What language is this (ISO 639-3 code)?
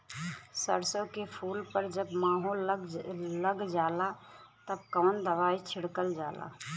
bho